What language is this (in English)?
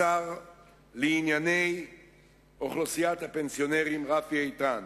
Hebrew